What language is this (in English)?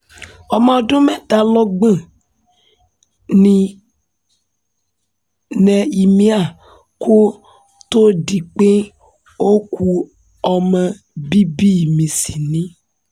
Yoruba